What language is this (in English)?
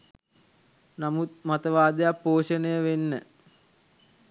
Sinhala